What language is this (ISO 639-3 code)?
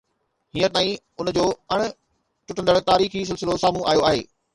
snd